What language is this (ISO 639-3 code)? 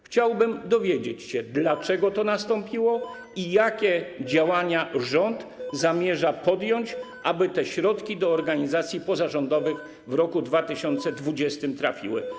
pol